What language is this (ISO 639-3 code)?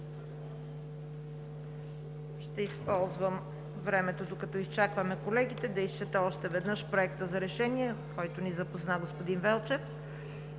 bul